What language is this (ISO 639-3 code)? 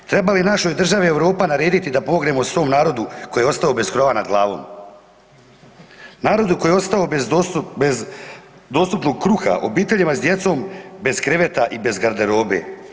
hrv